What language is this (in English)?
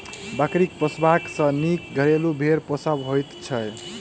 Maithili